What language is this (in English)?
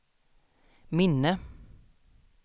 Swedish